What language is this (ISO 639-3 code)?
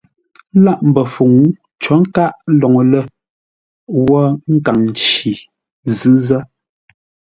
nla